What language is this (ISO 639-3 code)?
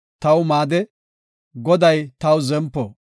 gof